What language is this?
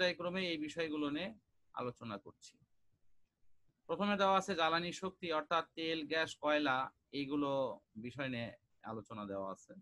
Bangla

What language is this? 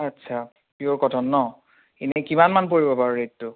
Assamese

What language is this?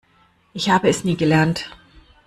German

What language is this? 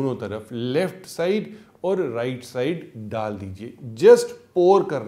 Hindi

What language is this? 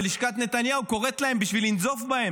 Hebrew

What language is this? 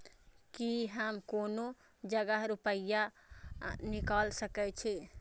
Maithili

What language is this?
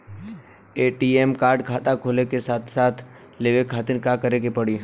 Bhojpuri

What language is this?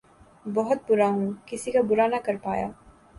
Urdu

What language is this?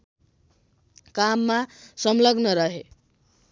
Nepali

